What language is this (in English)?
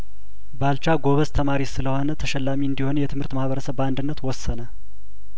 Amharic